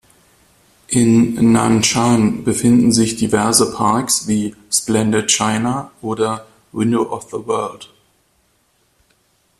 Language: German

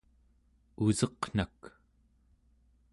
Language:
Central Yupik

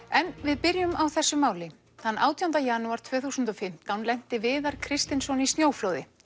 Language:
Icelandic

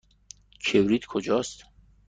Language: Persian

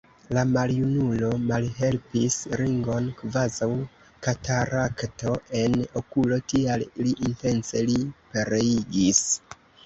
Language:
Esperanto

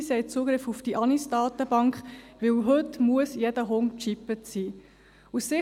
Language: Swiss German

